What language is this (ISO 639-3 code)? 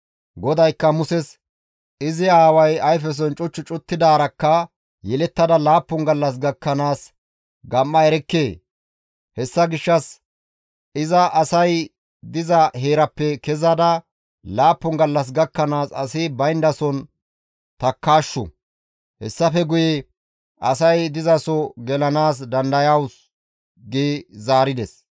gmv